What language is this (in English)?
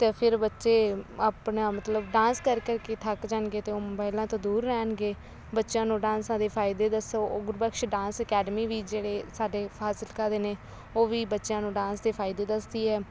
Punjabi